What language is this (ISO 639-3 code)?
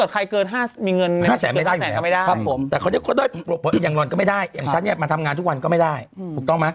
tha